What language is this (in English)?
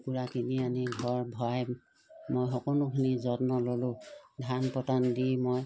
Assamese